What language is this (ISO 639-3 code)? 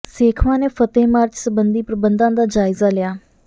pan